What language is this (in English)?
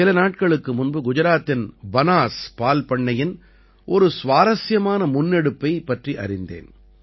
Tamil